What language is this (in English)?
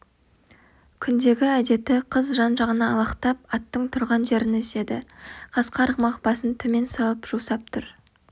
Kazakh